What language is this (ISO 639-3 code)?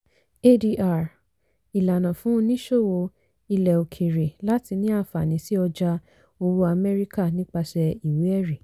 yor